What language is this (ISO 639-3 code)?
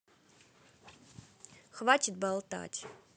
rus